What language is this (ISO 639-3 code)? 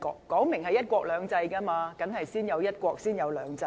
yue